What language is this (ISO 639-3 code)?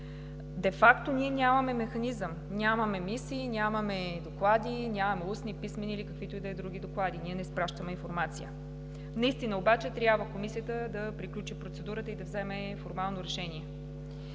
bul